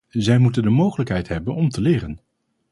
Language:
Dutch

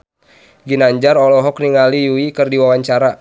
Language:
Sundanese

